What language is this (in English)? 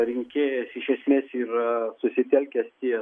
Lithuanian